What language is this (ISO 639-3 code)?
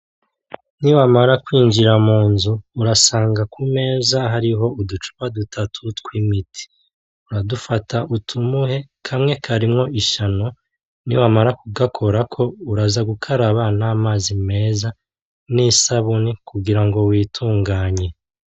run